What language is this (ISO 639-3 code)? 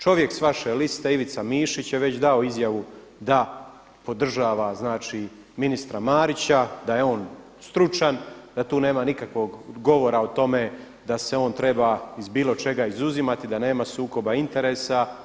hrv